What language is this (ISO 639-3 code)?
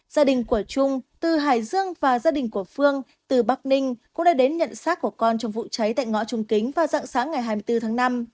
vie